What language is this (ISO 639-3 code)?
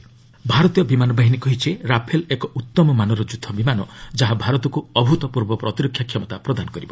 ori